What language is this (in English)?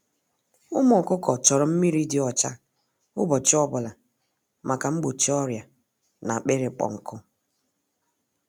Igbo